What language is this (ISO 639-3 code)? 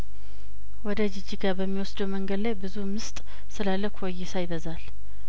amh